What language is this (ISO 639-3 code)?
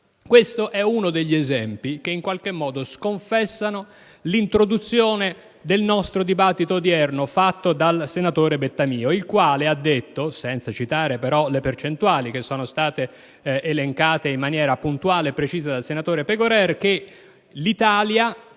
ita